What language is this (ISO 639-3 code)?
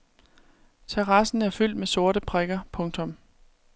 dan